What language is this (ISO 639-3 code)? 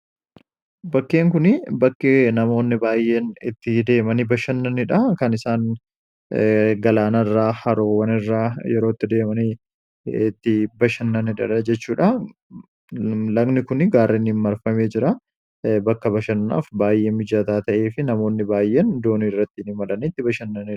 orm